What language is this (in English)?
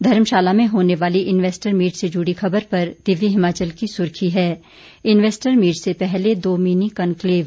Hindi